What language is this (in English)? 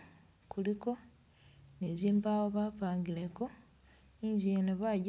Masaaba